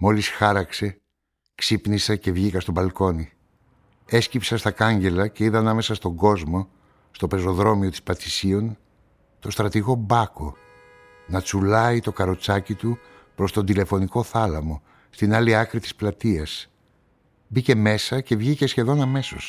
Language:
Greek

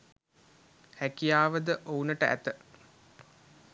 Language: Sinhala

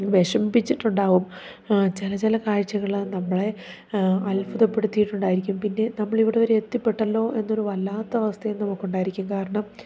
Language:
Malayalam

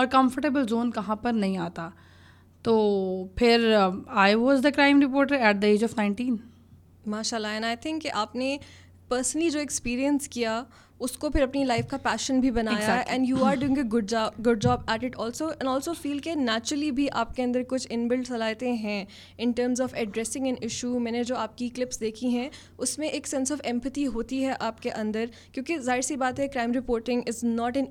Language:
Urdu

